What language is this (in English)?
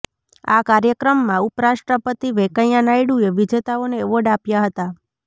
Gujarati